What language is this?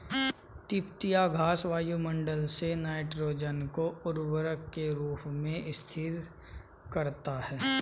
Hindi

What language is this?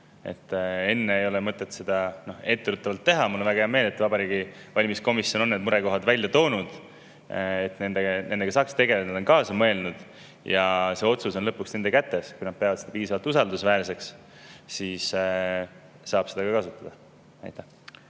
Estonian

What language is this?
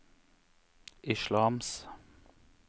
Norwegian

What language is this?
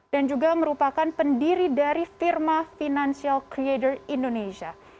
Indonesian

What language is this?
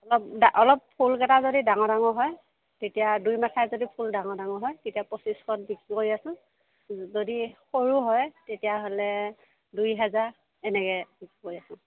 Assamese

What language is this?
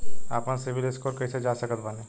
Bhojpuri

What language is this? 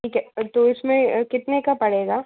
Hindi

